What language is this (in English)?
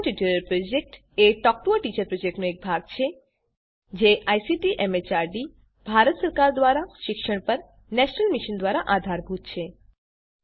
Gujarati